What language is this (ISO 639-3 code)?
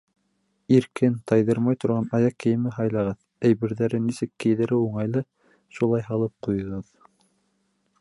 bak